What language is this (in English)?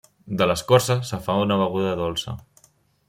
Catalan